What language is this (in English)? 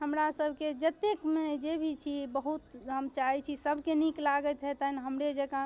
Maithili